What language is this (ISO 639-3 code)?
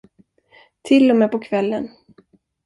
swe